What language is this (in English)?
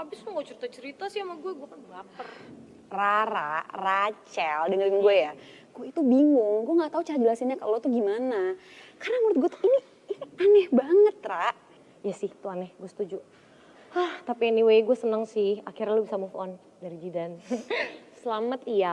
Indonesian